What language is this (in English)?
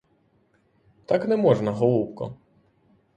Ukrainian